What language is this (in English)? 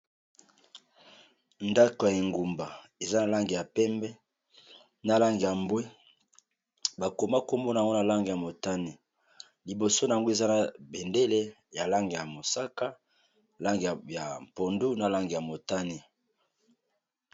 Lingala